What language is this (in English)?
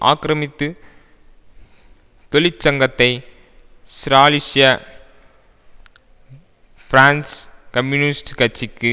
Tamil